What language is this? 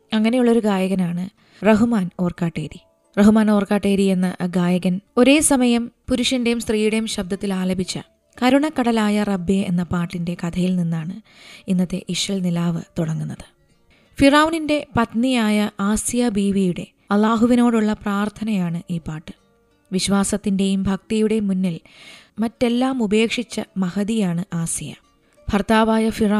Malayalam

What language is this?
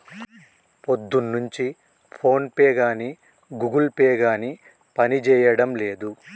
Telugu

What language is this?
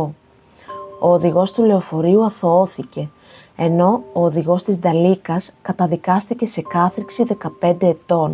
Greek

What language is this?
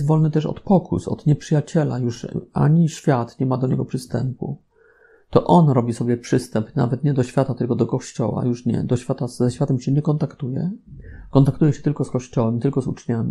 Polish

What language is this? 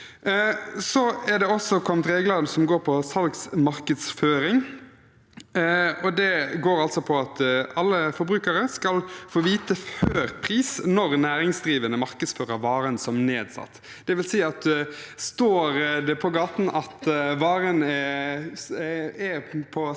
Norwegian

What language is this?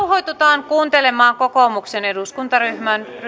Finnish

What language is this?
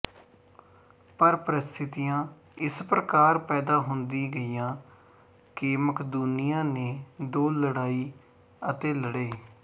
Punjabi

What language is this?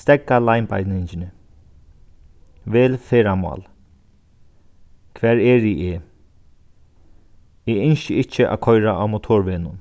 Faroese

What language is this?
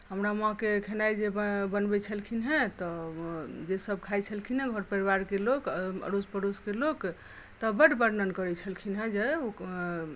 Maithili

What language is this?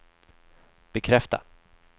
Swedish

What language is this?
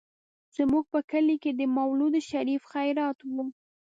Pashto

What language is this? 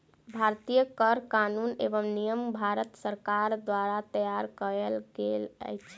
Maithili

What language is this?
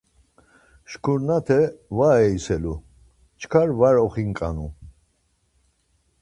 Laz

